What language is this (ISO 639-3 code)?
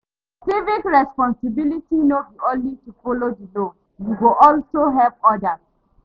pcm